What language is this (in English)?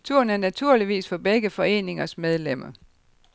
Danish